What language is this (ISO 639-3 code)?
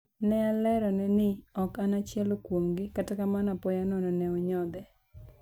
luo